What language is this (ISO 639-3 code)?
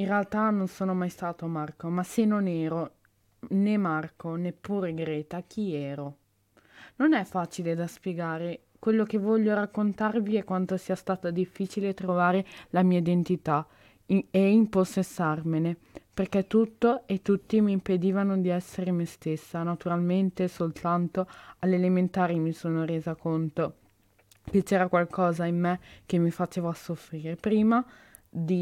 ita